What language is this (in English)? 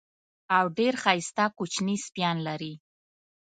Pashto